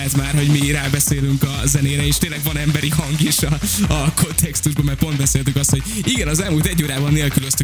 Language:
Hungarian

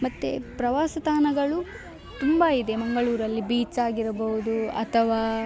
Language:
Kannada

